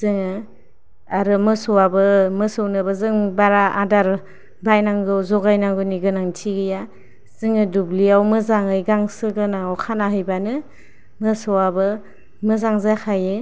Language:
Bodo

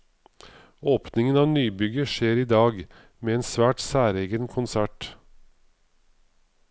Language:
Norwegian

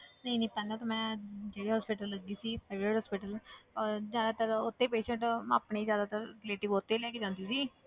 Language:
Punjabi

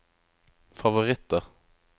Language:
Norwegian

